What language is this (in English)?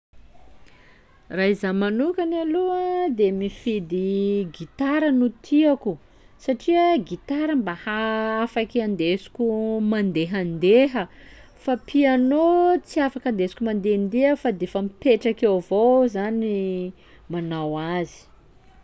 Sakalava Malagasy